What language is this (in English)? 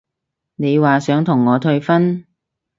Cantonese